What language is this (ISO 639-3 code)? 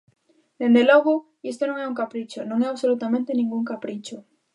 glg